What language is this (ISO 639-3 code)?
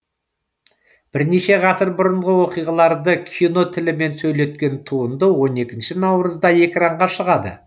kaz